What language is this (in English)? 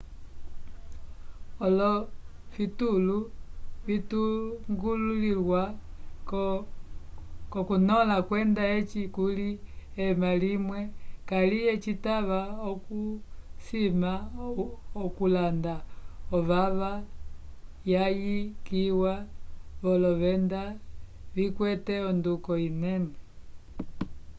Umbundu